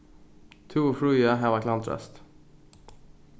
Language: Faroese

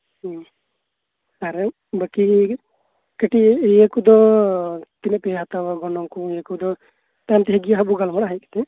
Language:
Santali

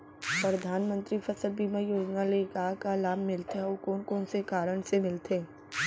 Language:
Chhattisgarhi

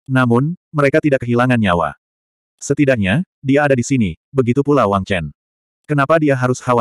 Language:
Indonesian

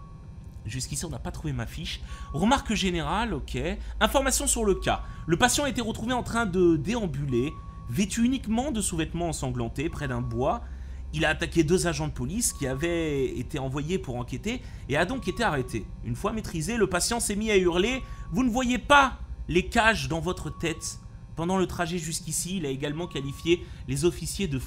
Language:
French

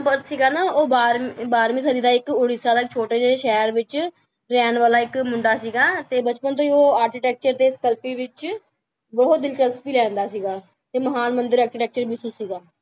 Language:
Punjabi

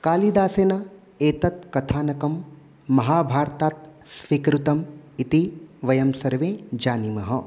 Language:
Sanskrit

